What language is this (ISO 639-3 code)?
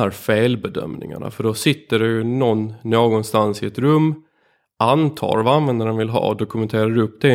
swe